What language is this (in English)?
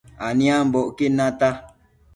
Matsés